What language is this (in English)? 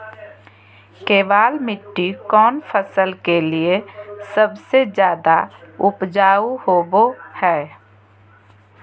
Magahi